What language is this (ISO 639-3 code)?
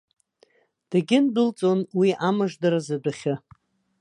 abk